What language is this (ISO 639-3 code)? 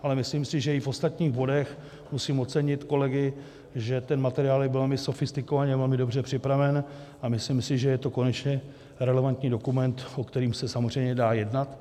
ces